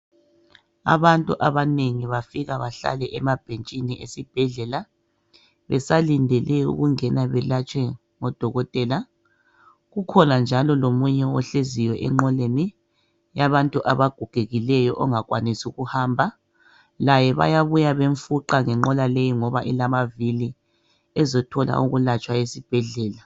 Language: North Ndebele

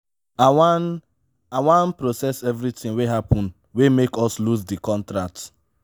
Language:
Nigerian Pidgin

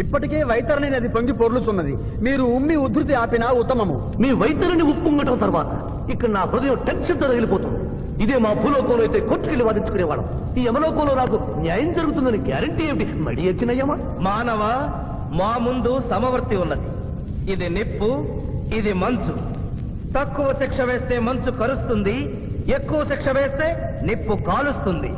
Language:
Telugu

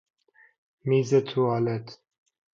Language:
Persian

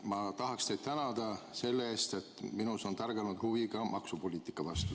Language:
Estonian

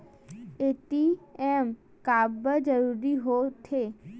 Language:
Chhattisgarhi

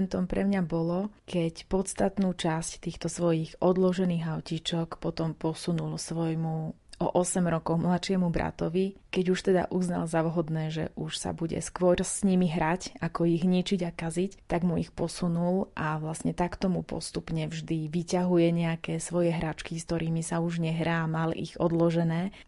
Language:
Slovak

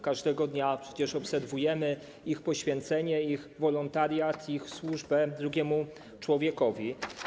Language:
Polish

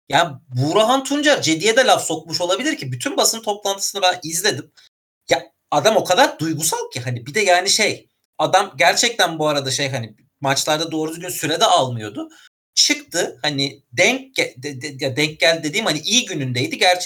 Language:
Turkish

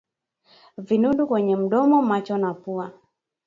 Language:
Swahili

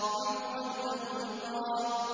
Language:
Arabic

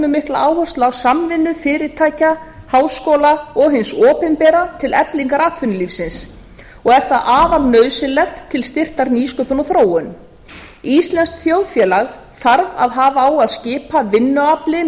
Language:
Icelandic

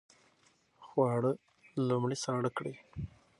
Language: Pashto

